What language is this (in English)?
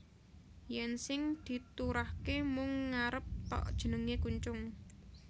Javanese